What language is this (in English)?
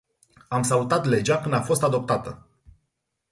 Romanian